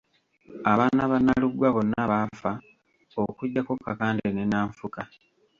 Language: Ganda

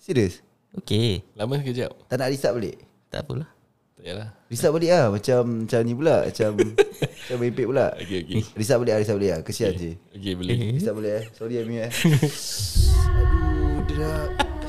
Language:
Malay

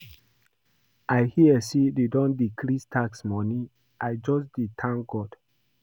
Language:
Nigerian Pidgin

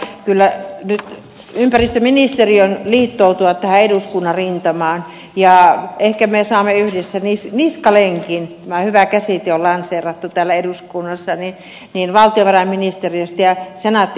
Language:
Finnish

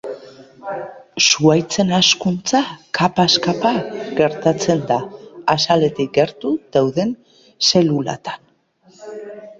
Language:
Basque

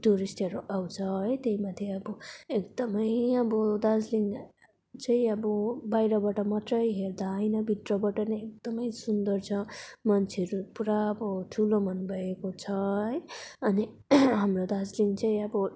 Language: Nepali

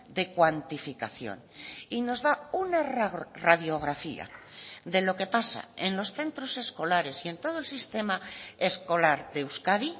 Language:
Spanish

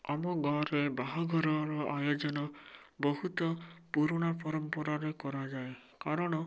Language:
Odia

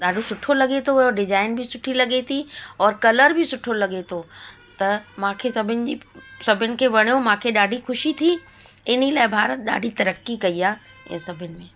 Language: Sindhi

